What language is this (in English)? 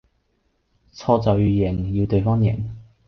Cantonese